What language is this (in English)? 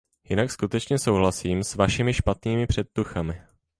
Czech